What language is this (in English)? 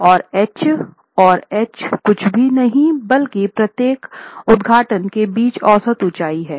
Hindi